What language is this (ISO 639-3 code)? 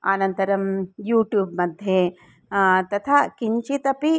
san